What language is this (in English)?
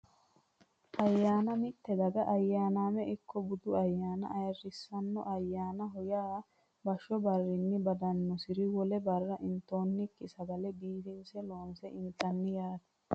Sidamo